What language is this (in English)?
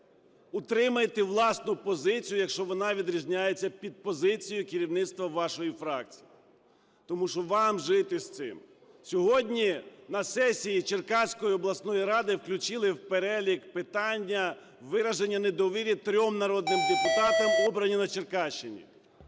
Ukrainian